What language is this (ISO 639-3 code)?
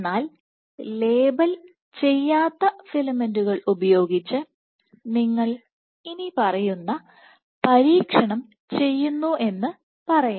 mal